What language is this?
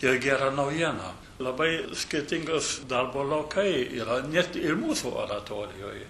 Lithuanian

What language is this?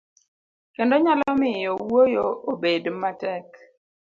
Luo (Kenya and Tanzania)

